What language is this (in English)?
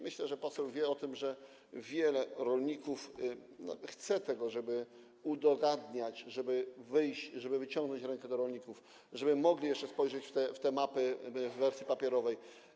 Polish